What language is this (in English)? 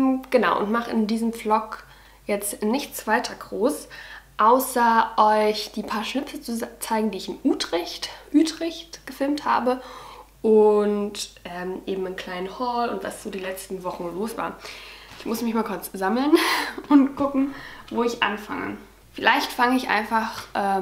German